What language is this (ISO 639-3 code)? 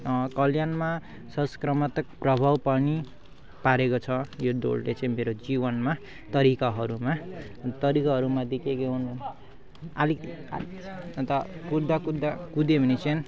nep